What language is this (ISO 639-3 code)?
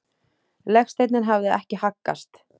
isl